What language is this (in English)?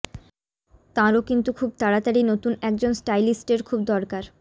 Bangla